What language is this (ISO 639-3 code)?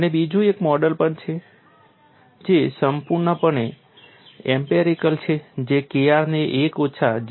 guj